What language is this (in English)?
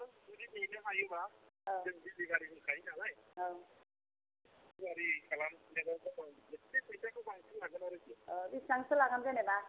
Bodo